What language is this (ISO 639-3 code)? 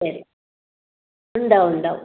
mal